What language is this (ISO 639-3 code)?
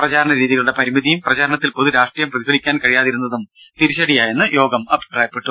mal